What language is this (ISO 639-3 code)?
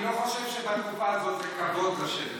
heb